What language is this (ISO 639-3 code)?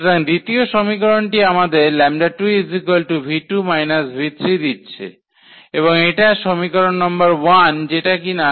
ben